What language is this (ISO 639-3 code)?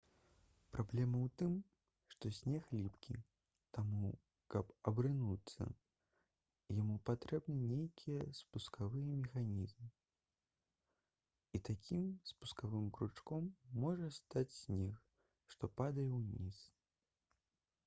bel